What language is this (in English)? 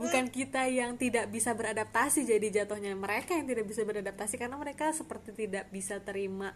Indonesian